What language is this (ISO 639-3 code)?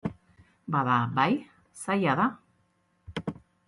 eus